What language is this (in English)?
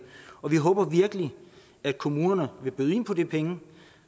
Danish